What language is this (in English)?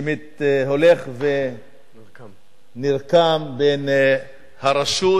Hebrew